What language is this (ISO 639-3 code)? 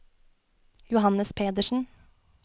nor